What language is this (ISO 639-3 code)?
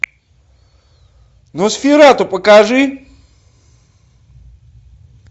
rus